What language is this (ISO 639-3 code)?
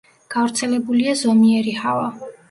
kat